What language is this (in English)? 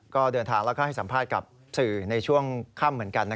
Thai